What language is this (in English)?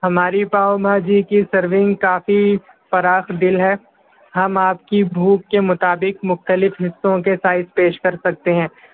Urdu